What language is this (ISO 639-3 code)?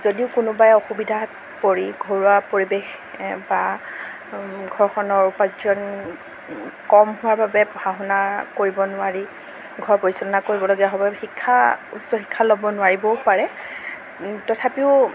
asm